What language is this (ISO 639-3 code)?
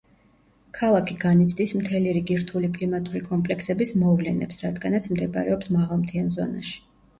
kat